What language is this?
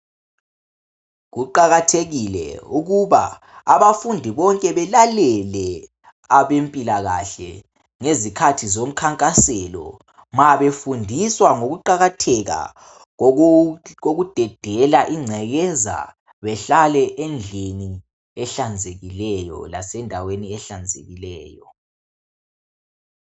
North Ndebele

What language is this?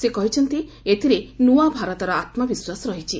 Odia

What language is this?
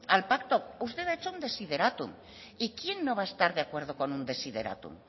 Spanish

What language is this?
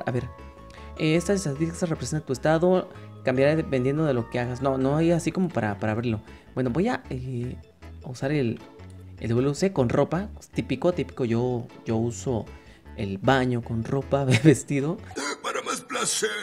Spanish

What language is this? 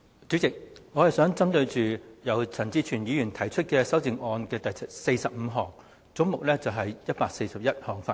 Cantonese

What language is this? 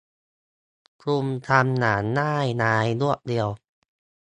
Thai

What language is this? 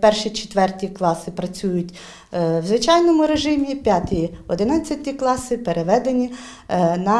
Ukrainian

